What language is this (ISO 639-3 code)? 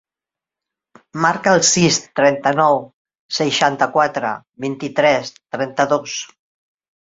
cat